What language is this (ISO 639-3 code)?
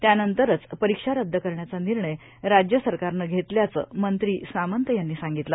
mar